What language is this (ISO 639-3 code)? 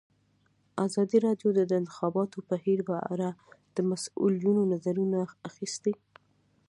pus